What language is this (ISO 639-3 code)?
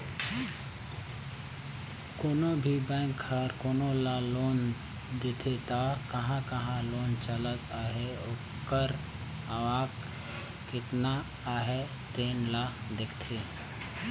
hne